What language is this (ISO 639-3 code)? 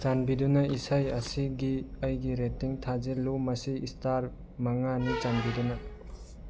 mni